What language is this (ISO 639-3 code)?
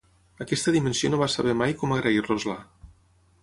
cat